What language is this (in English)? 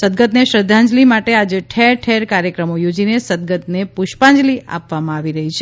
Gujarati